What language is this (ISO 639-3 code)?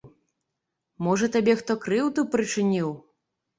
bel